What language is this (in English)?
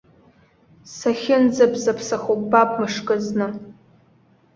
Abkhazian